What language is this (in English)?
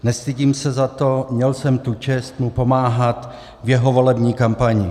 Czech